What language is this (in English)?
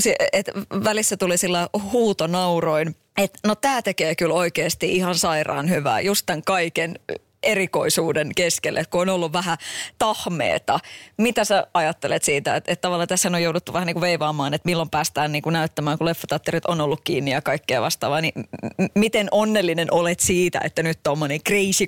Finnish